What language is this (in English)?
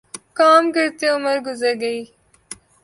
Urdu